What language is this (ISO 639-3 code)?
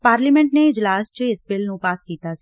pan